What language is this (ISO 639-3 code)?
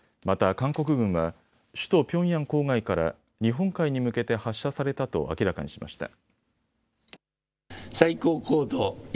jpn